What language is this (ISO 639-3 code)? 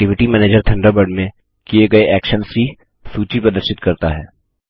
hin